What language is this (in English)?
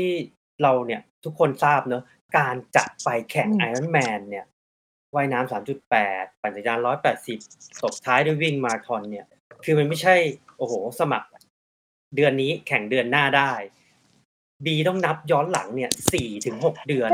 Thai